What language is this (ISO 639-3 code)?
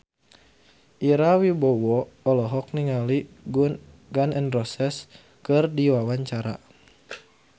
sun